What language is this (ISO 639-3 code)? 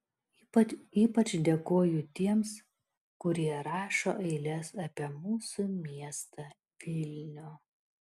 lit